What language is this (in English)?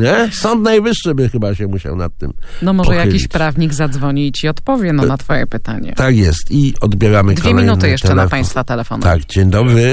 Polish